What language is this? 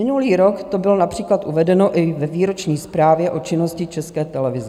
Czech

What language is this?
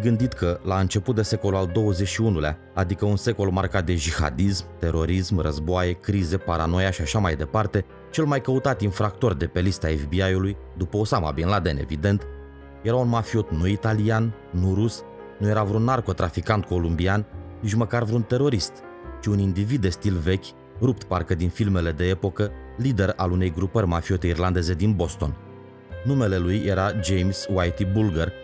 Romanian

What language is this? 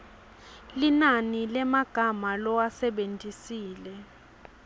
Swati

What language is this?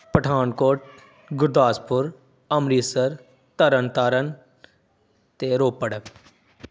Punjabi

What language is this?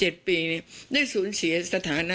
Thai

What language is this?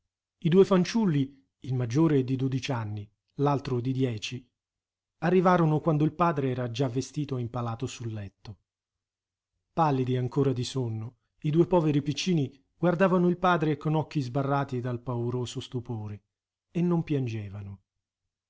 Italian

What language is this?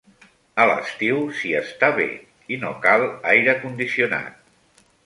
Catalan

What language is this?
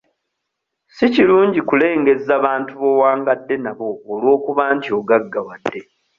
Ganda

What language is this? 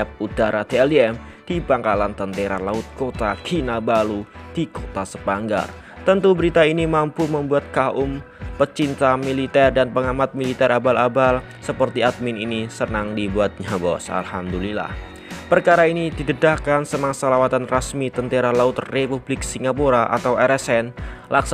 Indonesian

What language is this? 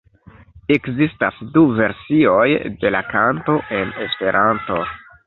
Esperanto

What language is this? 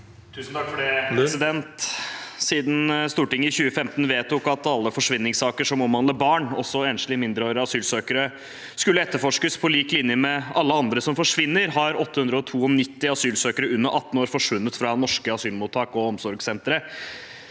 Norwegian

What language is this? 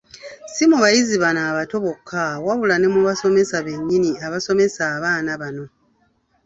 Ganda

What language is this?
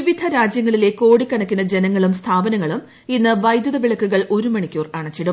Malayalam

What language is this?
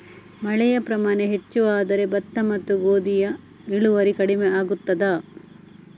Kannada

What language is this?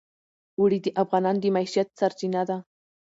Pashto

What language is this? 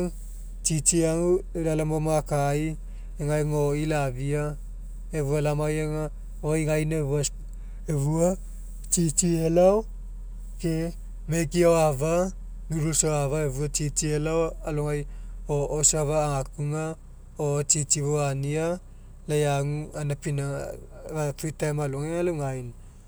Mekeo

